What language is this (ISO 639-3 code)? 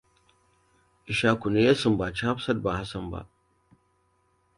hau